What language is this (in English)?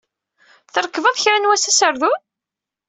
Kabyle